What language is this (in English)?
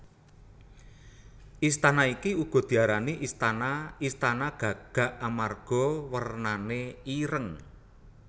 Javanese